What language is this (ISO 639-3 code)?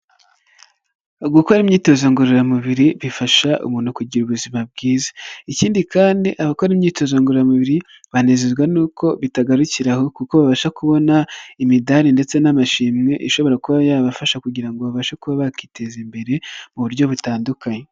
kin